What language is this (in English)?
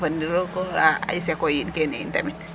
Serer